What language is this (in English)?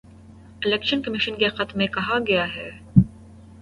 Urdu